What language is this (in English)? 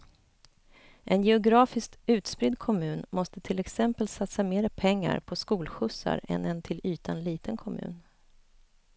Swedish